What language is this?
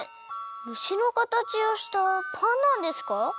Japanese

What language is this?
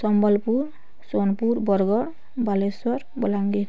Odia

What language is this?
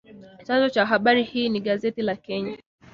Swahili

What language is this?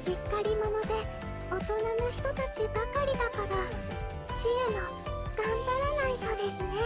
Japanese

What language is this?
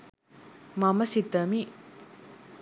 Sinhala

